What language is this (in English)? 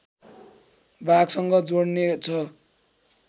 Nepali